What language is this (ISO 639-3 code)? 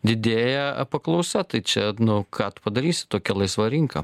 lit